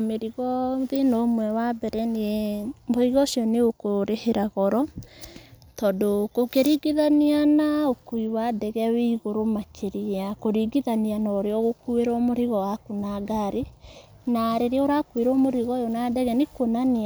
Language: Kikuyu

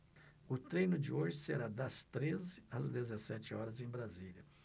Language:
Portuguese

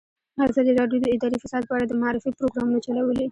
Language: Pashto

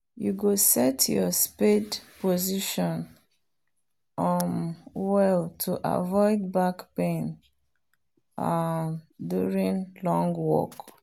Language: Nigerian Pidgin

